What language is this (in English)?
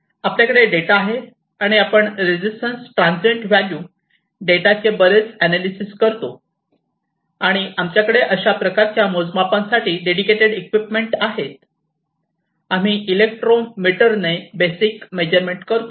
Marathi